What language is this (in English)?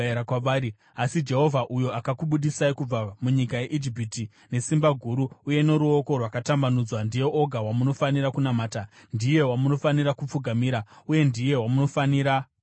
Shona